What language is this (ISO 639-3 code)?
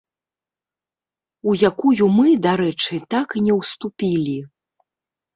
bel